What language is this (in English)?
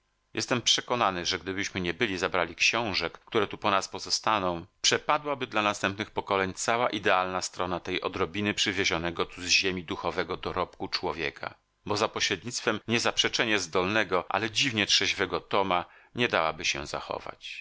Polish